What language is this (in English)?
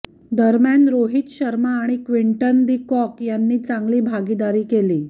Marathi